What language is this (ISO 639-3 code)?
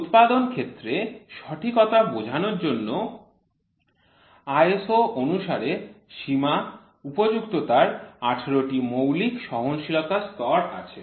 ben